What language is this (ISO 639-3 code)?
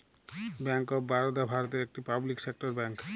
ben